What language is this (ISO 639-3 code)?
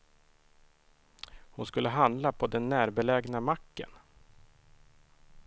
swe